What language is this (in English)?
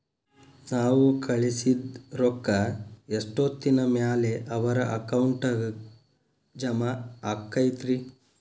Kannada